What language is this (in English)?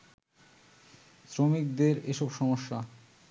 Bangla